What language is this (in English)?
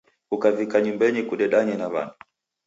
Taita